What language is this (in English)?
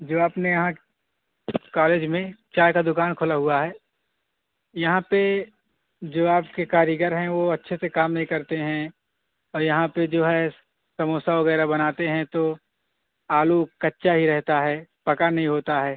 Urdu